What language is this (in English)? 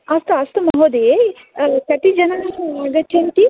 Sanskrit